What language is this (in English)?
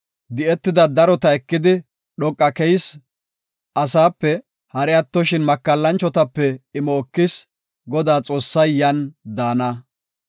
Gofa